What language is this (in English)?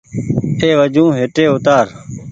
Goaria